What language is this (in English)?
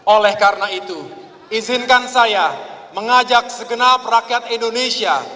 Indonesian